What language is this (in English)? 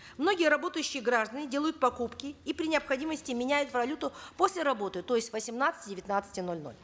Kazakh